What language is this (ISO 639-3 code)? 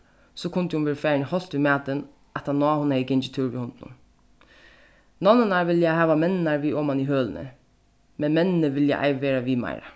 fao